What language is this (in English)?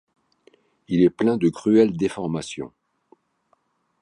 French